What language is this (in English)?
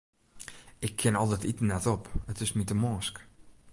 Western Frisian